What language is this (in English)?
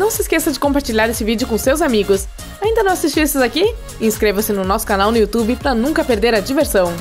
Portuguese